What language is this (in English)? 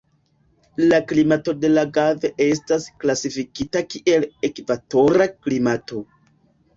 Esperanto